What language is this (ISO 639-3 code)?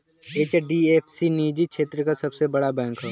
bho